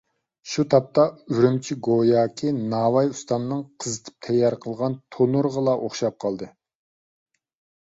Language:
Uyghur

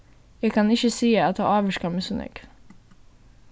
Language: Faroese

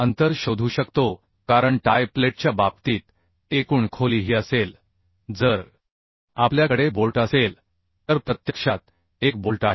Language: Marathi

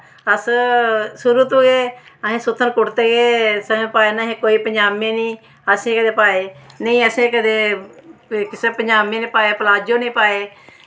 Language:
Dogri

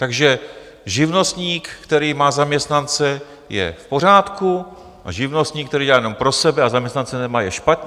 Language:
Czech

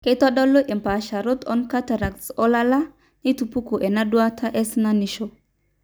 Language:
Masai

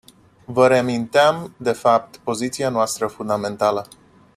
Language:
Romanian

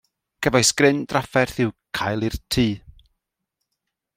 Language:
Welsh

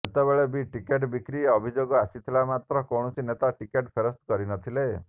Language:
Odia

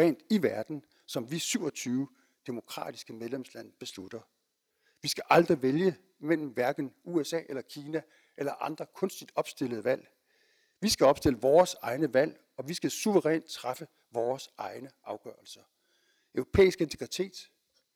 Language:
Danish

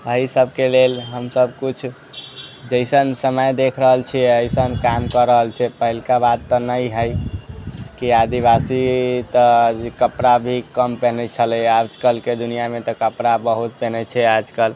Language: Maithili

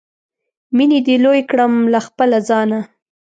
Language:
Pashto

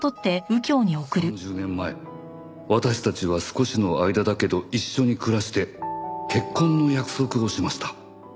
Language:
Japanese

